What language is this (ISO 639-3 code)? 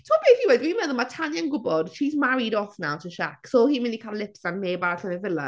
cym